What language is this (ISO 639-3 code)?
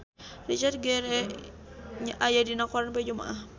sun